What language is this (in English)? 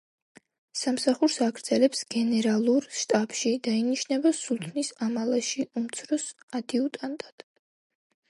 Georgian